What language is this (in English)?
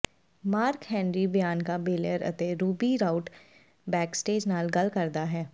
Punjabi